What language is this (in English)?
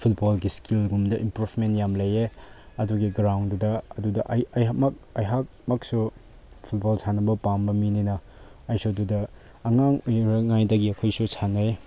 Manipuri